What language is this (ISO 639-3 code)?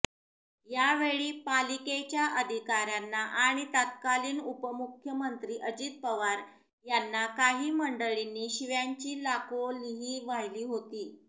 mar